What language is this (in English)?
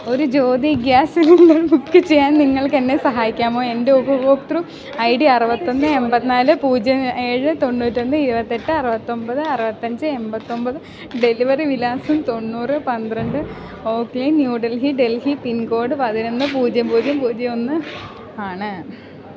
Malayalam